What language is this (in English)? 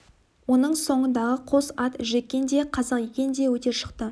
Kazakh